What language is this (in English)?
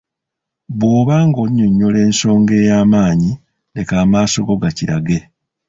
Ganda